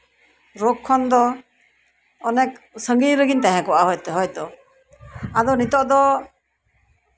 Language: Santali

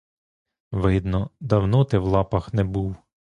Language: Ukrainian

